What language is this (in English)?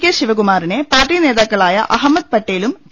Malayalam